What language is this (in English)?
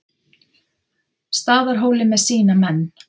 Icelandic